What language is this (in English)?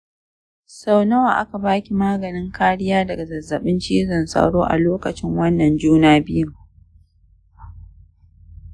Hausa